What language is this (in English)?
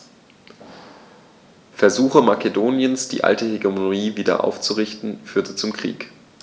German